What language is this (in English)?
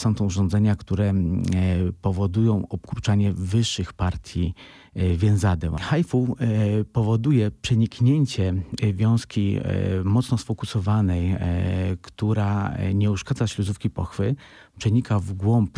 Polish